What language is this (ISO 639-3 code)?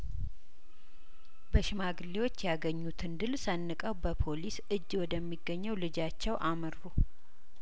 amh